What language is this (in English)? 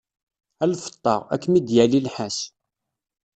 Kabyle